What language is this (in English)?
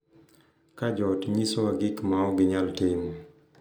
Luo (Kenya and Tanzania)